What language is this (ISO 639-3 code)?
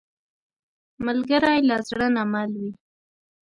pus